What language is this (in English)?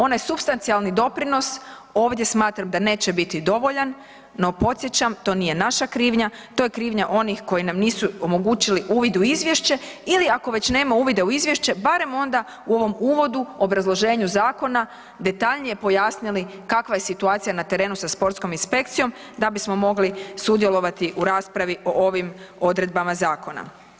Croatian